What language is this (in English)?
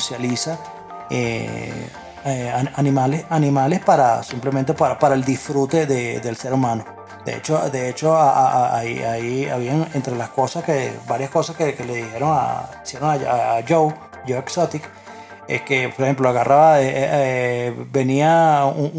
Spanish